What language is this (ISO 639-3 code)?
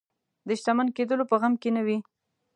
pus